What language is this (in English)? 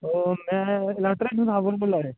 Dogri